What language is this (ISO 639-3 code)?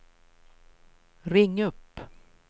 swe